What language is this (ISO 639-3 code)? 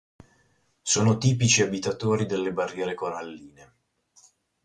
ita